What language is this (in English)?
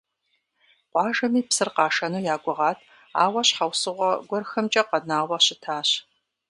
Kabardian